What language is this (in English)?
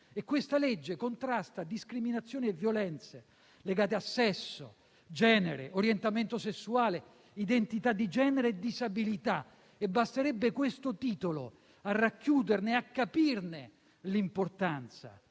Italian